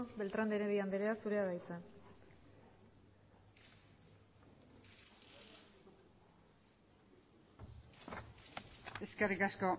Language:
Basque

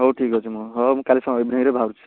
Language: Odia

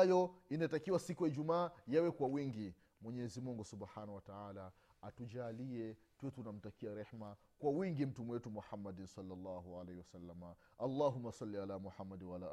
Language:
Swahili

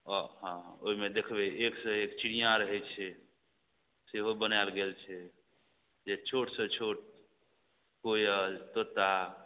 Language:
Maithili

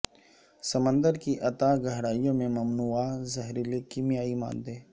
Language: Urdu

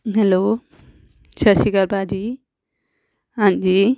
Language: Punjabi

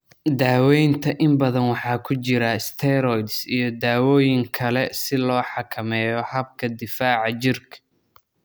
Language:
Somali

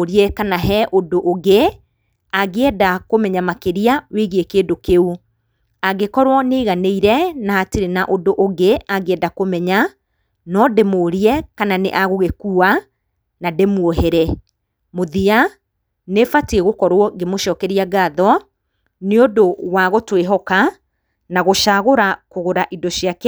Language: Kikuyu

